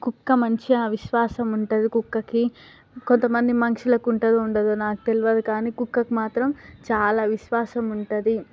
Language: Telugu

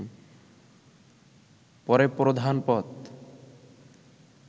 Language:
Bangla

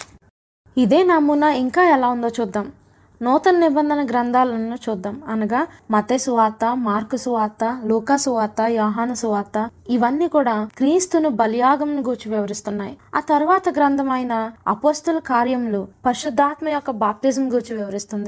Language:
Telugu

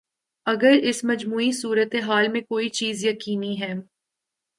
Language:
Urdu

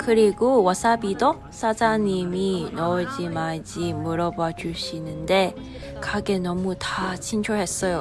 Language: Korean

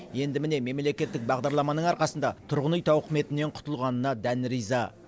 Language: Kazakh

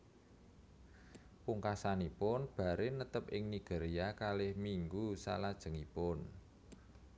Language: Javanese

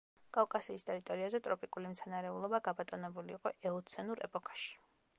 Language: Georgian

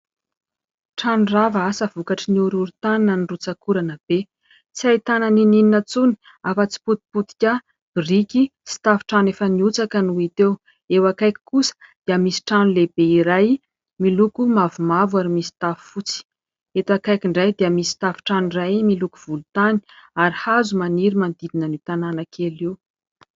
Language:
Malagasy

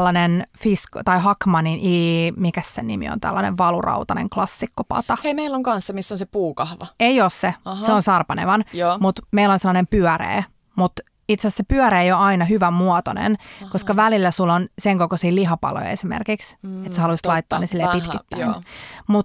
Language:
Finnish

